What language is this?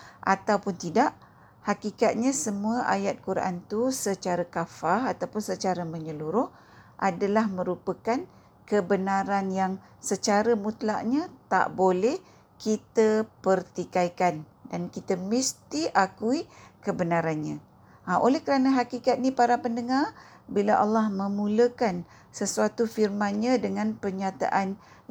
Malay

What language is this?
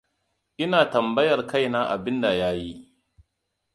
Hausa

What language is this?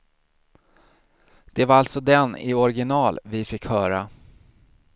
Swedish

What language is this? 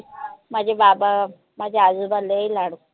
Marathi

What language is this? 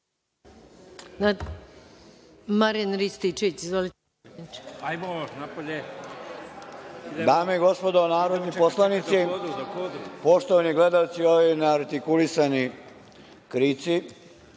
Serbian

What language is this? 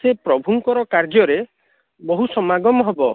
Odia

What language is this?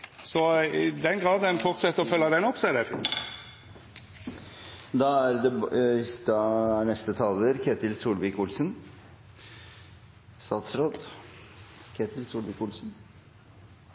Norwegian Nynorsk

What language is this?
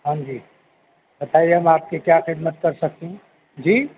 Urdu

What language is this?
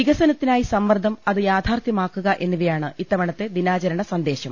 Malayalam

